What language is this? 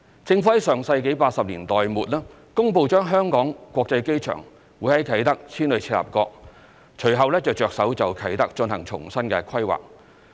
Cantonese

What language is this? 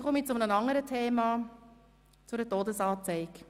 Swiss German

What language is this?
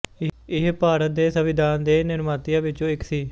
Punjabi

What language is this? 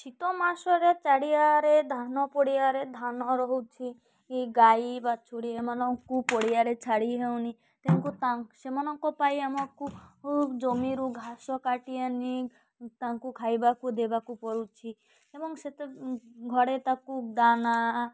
Odia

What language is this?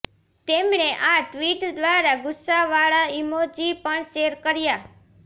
Gujarati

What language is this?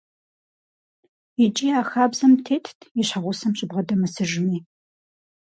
Kabardian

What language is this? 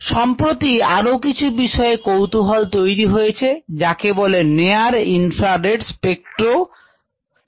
Bangla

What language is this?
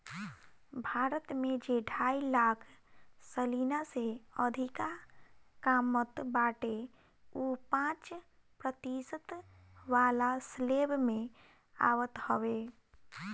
Bhojpuri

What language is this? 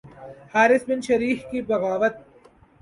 Urdu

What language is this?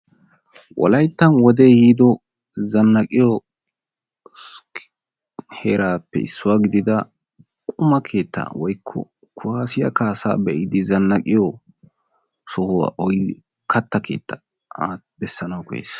Wolaytta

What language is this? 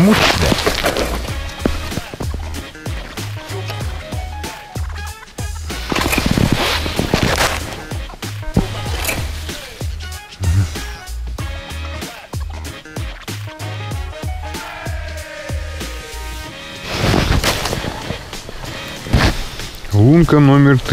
Russian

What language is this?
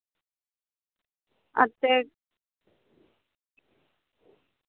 Dogri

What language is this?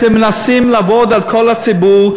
Hebrew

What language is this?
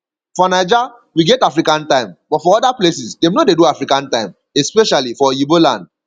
Nigerian Pidgin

